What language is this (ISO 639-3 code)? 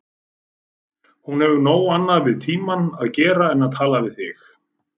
isl